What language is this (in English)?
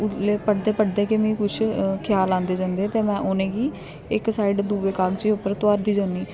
Dogri